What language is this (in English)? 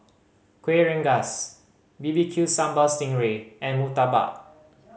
English